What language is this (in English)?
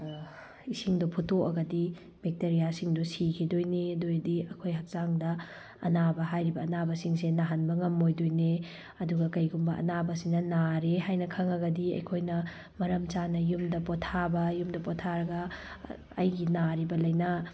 Manipuri